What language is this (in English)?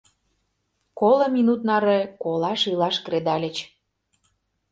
Mari